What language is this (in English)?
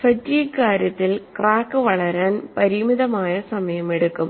Malayalam